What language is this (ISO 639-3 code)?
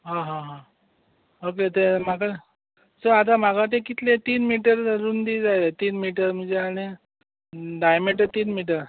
kok